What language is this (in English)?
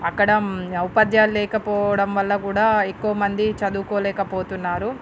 Telugu